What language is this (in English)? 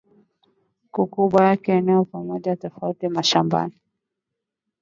Swahili